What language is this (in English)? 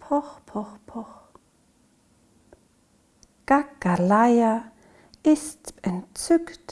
German